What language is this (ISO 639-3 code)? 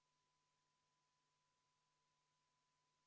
est